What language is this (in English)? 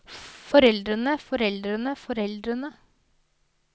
Norwegian